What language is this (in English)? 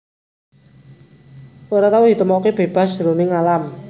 Javanese